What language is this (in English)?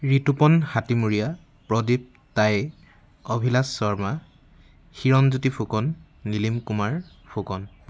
Assamese